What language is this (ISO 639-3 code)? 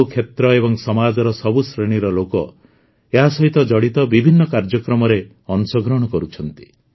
ori